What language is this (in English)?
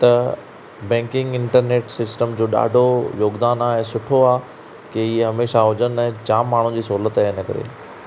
Sindhi